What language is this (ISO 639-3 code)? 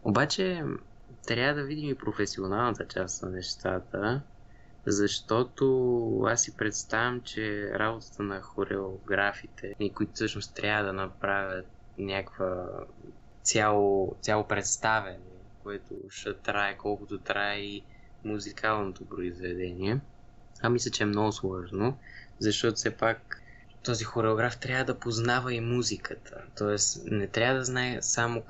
bul